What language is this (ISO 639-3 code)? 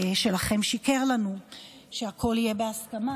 heb